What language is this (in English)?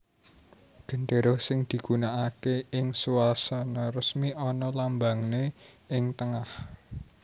Javanese